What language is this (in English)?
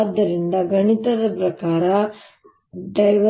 Kannada